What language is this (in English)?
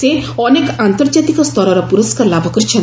Odia